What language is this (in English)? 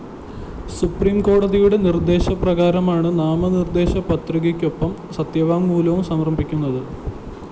Malayalam